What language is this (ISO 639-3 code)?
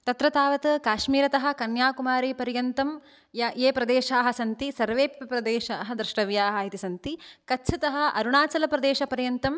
san